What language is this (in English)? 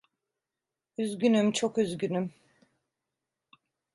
Turkish